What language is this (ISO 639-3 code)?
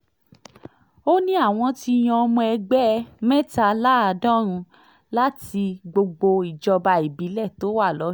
yor